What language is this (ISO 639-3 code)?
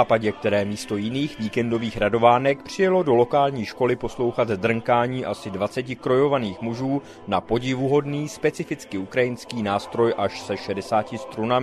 ces